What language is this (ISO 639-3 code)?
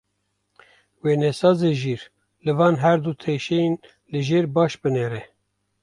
kur